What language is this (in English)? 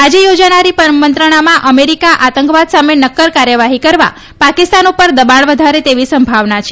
Gujarati